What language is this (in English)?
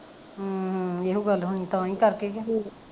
Punjabi